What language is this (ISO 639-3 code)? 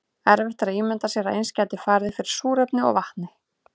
isl